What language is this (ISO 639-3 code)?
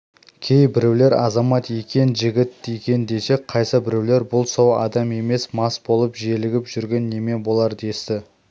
kaz